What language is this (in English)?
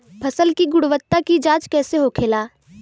Bhojpuri